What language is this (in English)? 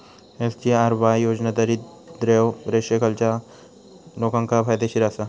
Marathi